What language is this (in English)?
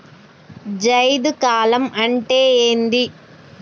Telugu